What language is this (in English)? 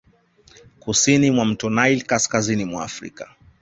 Swahili